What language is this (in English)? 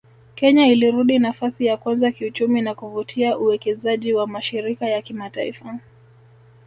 Swahili